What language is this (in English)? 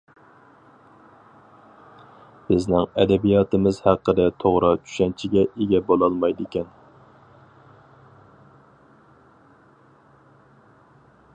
Uyghur